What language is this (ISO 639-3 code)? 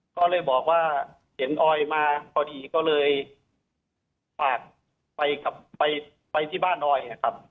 tha